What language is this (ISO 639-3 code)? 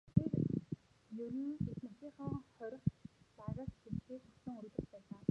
mon